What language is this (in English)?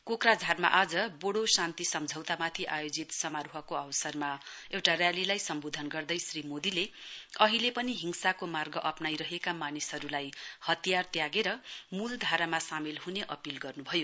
Nepali